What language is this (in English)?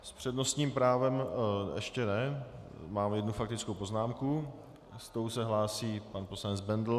Czech